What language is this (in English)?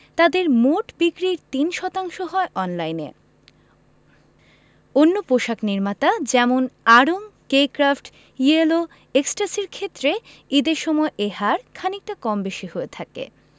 Bangla